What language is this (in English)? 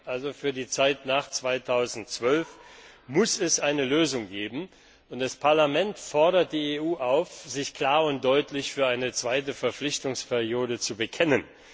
German